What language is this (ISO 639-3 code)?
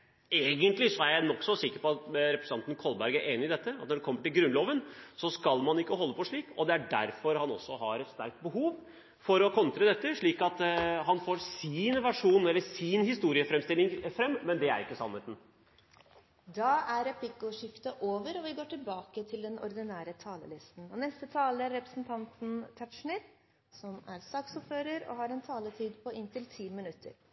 nob